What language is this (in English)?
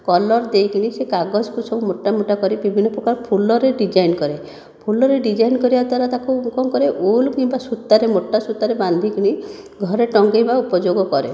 Odia